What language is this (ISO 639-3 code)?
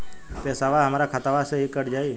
bho